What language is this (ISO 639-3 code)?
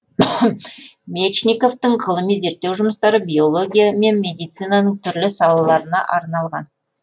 kaz